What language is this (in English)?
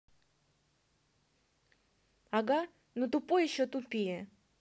Russian